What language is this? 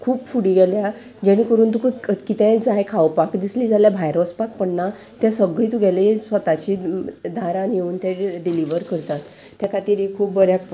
Konkani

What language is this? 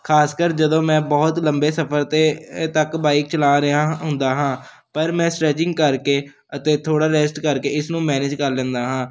Punjabi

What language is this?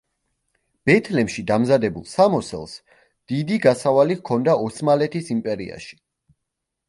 Georgian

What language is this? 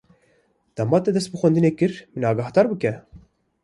Kurdish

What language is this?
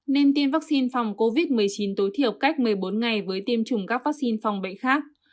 Vietnamese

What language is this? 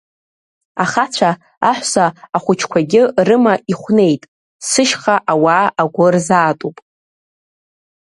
Abkhazian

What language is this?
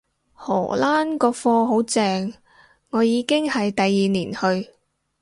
Cantonese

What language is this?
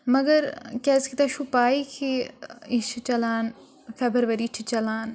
Kashmiri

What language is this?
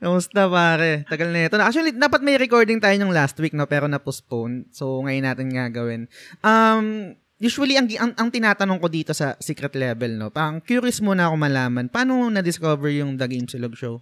Filipino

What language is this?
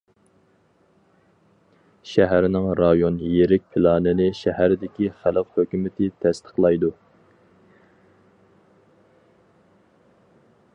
Uyghur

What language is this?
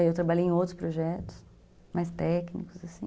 Portuguese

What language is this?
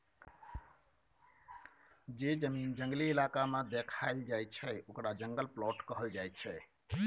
Maithili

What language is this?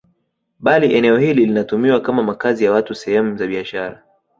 Swahili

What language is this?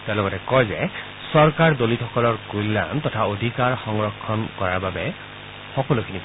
Assamese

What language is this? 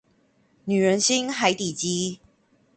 Chinese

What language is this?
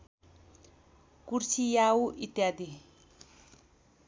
Nepali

